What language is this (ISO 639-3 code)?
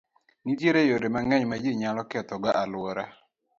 luo